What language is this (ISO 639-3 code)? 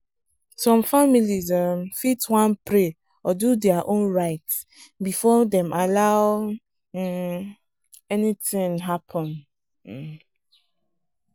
pcm